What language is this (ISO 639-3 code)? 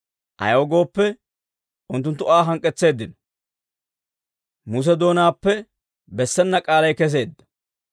dwr